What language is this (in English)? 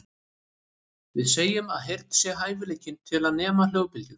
Icelandic